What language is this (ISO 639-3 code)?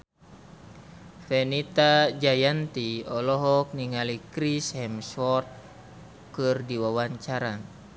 sun